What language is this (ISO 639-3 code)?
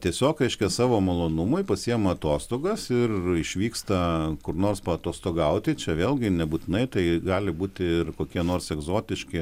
lit